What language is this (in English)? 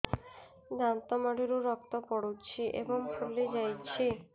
Odia